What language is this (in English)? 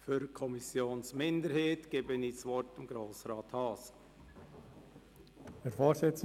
Swiss German